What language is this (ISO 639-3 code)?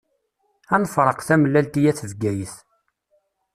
kab